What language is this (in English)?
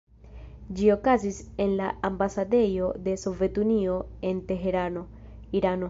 Esperanto